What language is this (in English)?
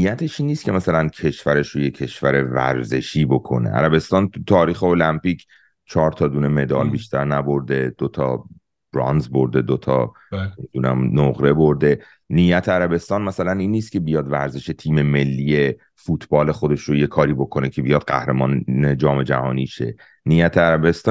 Persian